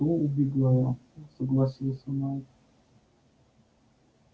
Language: Russian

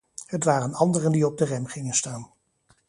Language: Dutch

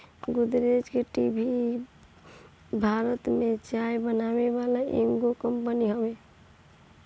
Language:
Bhojpuri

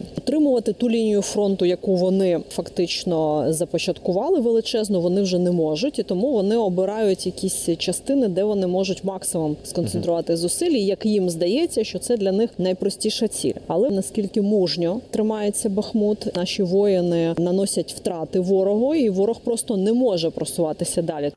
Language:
Ukrainian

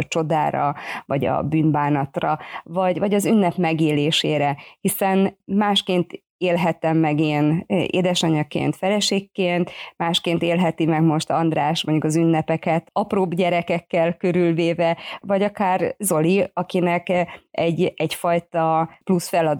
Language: Hungarian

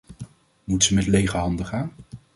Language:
Dutch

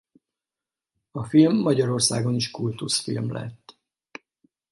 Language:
Hungarian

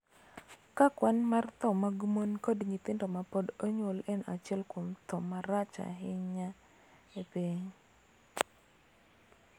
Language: Luo (Kenya and Tanzania)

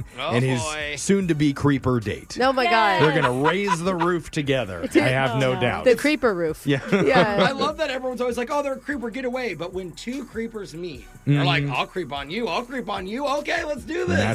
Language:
English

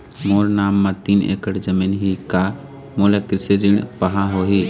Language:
Chhattisgarhi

